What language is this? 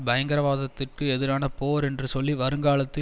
Tamil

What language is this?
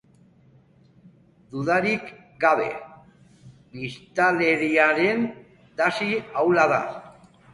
Basque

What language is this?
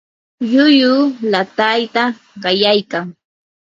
Yanahuanca Pasco Quechua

